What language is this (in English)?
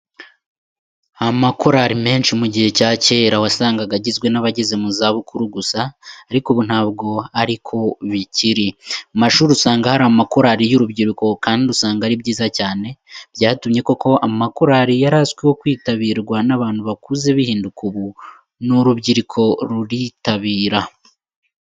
Kinyarwanda